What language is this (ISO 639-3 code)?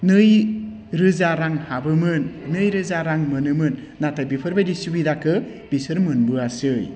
brx